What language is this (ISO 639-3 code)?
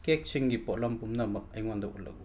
mni